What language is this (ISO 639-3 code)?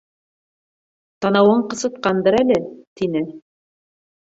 bak